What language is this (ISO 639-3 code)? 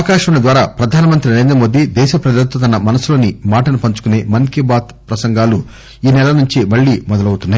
tel